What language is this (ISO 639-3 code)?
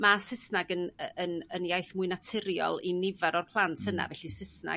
cym